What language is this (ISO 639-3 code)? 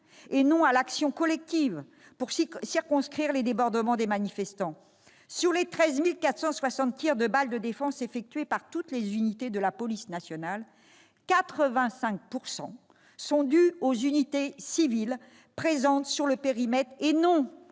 fra